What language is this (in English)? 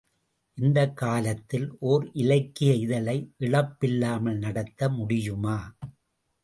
Tamil